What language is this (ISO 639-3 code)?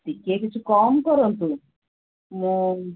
ori